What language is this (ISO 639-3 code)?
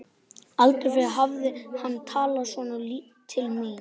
isl